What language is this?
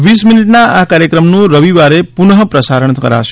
Gujarati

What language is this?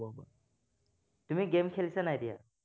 Assamese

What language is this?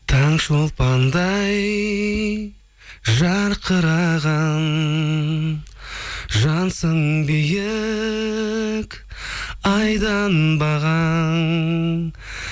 Kazakh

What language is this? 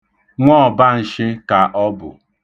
Igbo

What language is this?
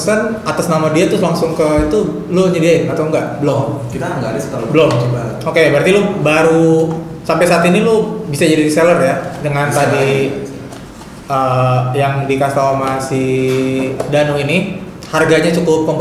Indonesian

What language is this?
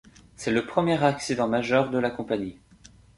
French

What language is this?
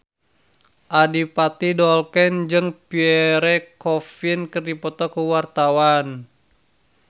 Sundanese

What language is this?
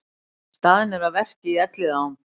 Icelandic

